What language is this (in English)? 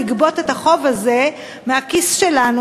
Hebrew